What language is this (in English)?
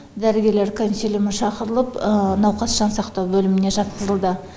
Kazakh